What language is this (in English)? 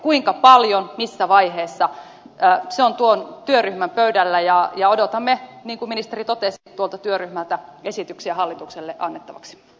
Finnish